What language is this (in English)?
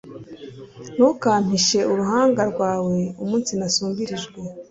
Kinyarwanda